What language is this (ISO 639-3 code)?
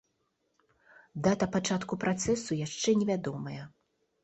bel